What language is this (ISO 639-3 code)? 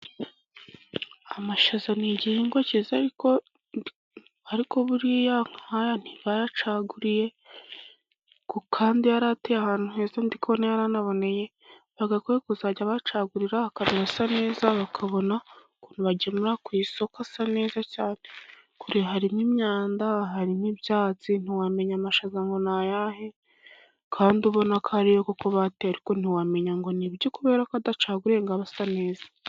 kin